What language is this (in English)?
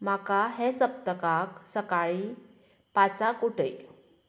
Konkani